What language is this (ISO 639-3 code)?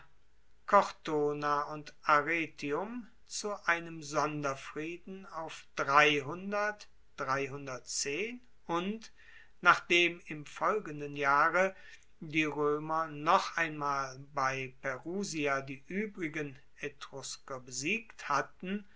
deu